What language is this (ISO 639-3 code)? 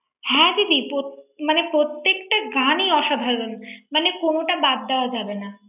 ben